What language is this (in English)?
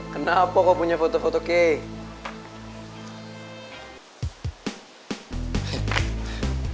Indonesian